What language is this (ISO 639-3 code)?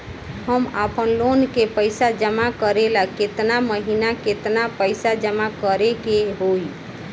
bho